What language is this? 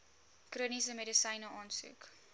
Afrikaans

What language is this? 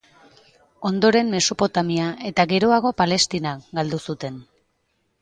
Basque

